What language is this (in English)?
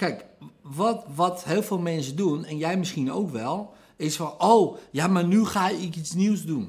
Dutch